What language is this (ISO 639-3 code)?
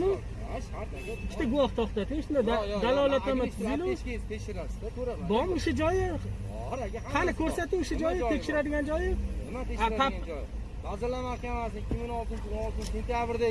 tur